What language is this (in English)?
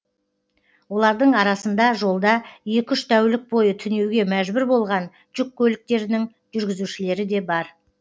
Kazakh